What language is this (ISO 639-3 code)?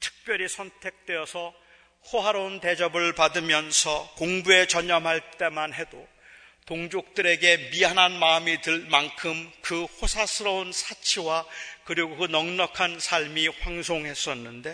kor